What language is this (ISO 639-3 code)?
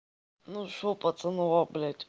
rus